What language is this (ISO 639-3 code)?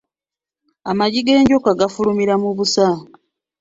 lug